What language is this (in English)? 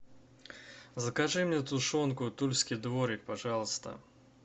Russian